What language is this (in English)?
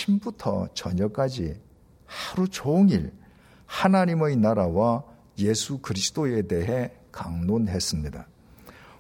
Korean